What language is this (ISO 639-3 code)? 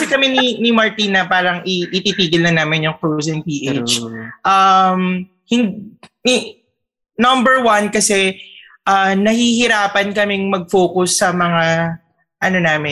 fil